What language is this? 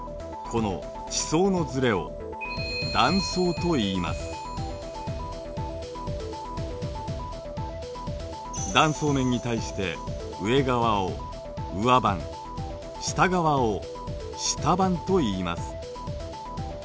Japanese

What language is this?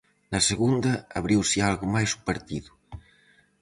Galician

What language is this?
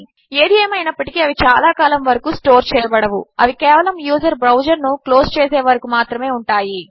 Telugu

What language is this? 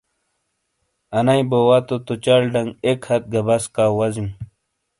Shina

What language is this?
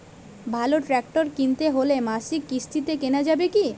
Bangla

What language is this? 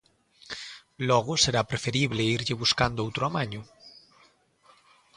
Galician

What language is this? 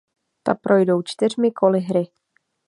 Czech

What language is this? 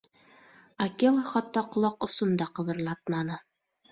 Bashkir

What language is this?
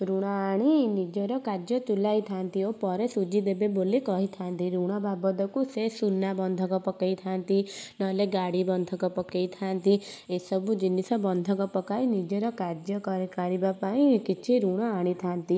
Odia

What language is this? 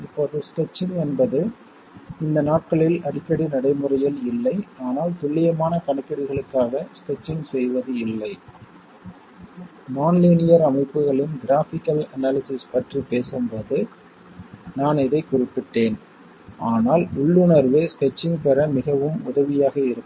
Tamil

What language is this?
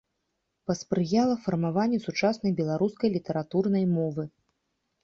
Belarusian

